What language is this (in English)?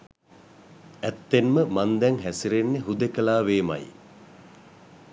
Sinhala